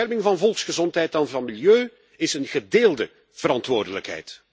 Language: Dutch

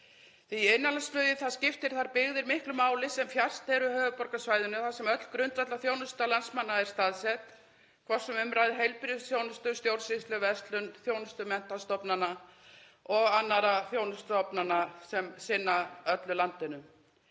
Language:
Icelandic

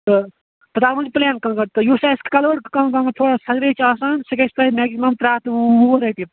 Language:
Kashmiri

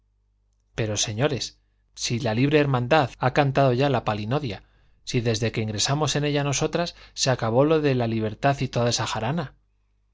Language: Spanish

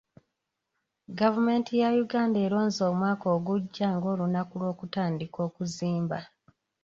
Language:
Ganda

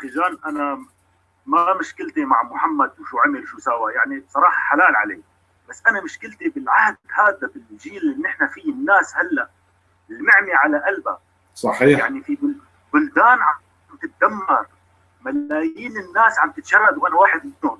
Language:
Arabic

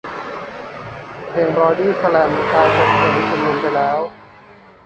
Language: Thai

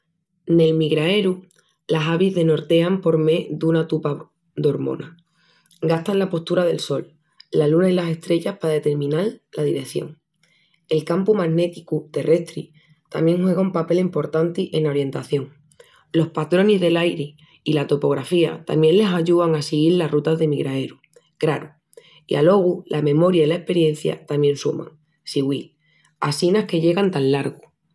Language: Extremaduran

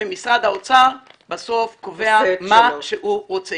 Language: Hebrew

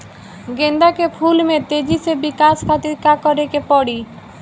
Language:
Bhojpuri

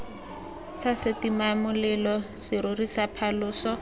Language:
Tswana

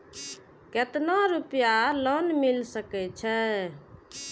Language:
Maithili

